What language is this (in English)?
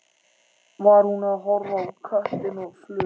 Icelandic